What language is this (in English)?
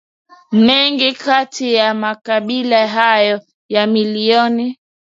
Swahili